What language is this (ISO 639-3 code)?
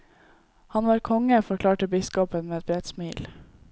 nor